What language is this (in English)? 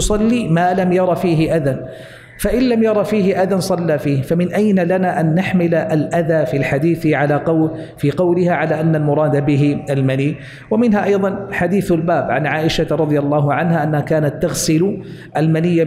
Arabic